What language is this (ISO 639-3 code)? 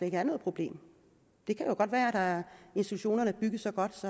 dan